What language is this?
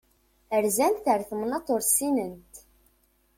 Kabyle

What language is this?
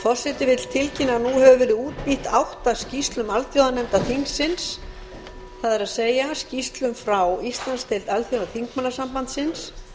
Icelandic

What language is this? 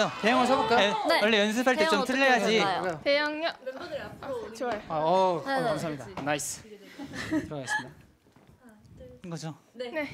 Korean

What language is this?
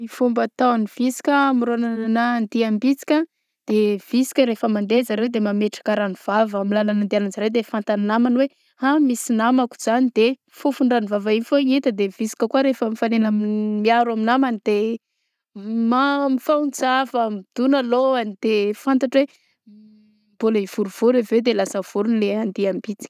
Southern Betsimisaraka Malagasy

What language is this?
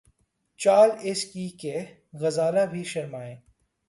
Urdu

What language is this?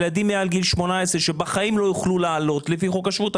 Hebrew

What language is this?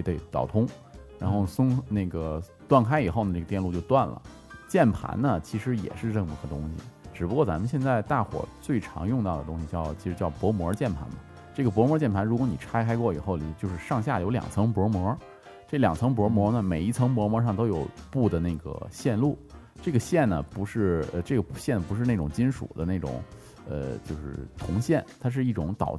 Chinese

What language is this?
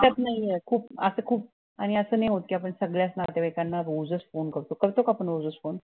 Marathi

